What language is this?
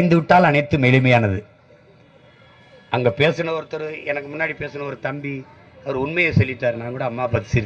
Tamil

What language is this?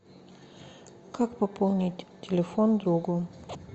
Russian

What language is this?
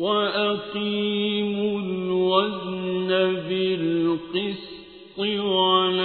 Arabic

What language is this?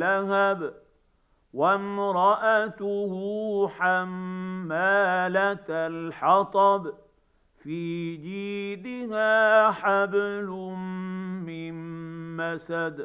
Arabic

